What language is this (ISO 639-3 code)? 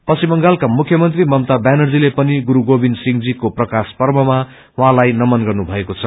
nep